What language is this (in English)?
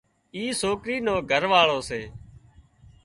Wadiyara Koli